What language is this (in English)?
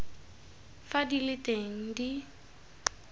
Tswana